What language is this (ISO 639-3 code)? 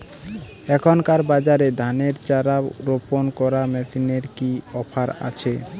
ben